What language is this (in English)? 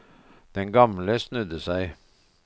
Norwegian